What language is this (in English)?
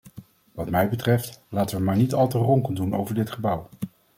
Dutch